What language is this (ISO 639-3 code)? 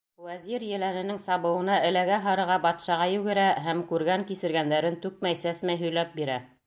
bak